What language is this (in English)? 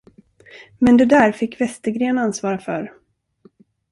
Swedish